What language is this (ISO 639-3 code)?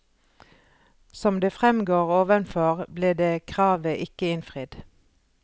nor